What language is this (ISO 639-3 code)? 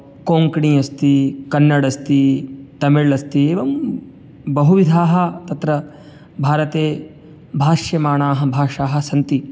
san